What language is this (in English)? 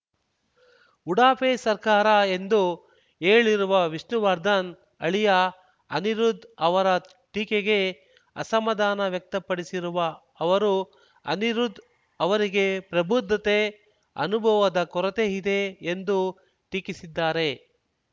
Kannada